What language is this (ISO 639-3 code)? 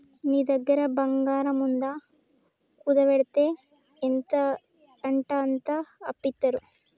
tel